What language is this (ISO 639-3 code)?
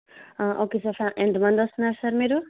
tel